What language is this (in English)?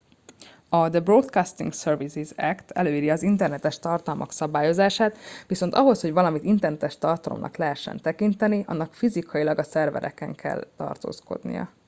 Hungarian